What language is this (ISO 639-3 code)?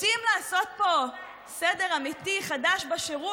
heb